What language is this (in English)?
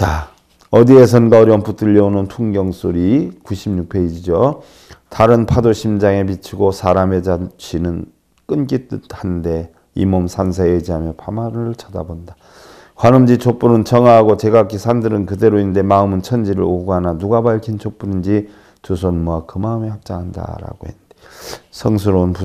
Korean